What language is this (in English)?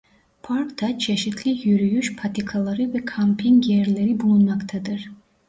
Turkish